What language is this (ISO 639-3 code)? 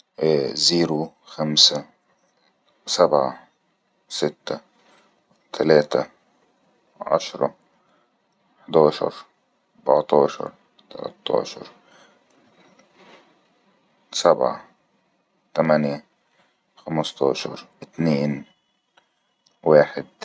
arz